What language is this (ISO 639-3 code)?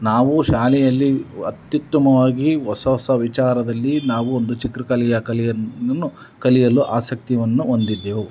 kan